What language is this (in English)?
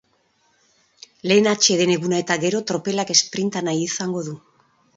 Basque